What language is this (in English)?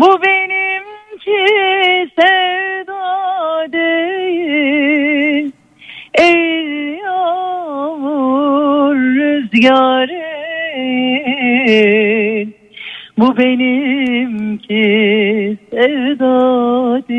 Turkish